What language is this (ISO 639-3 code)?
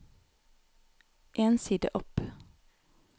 nor